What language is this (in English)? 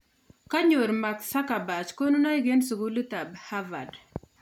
Kalenjin